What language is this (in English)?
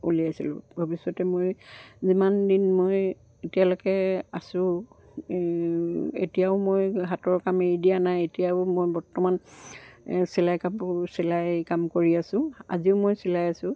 Assamese